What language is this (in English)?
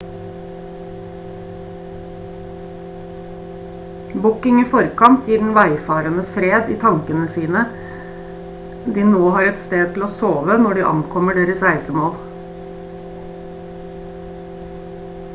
Norwegian Bokmål